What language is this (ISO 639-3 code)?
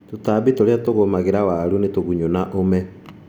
kik